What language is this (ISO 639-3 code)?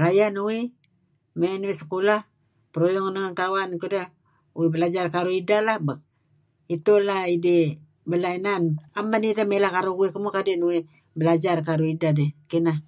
kzi